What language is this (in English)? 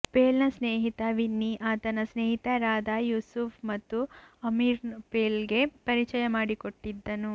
Kannada